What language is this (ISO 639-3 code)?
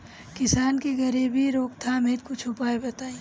bho